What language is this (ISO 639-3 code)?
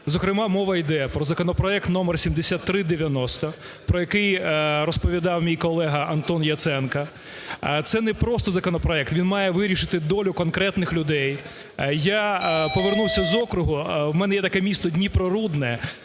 ukr